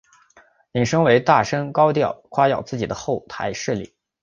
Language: Chinese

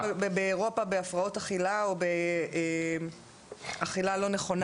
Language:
Hebrew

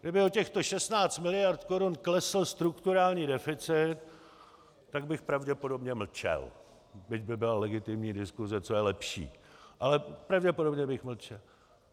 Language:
Czech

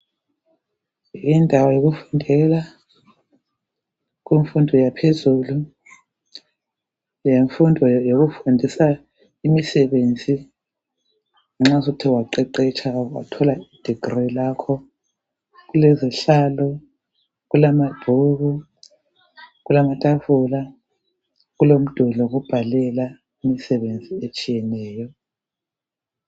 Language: North Ndebele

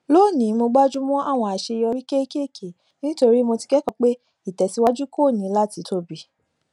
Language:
Yoruba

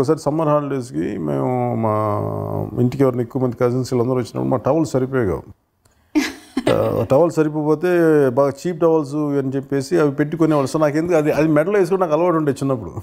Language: Telugu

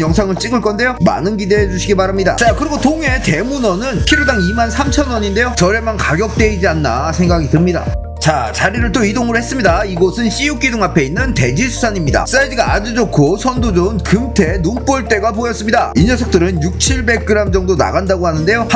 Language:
Korean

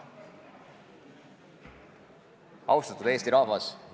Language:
Estonian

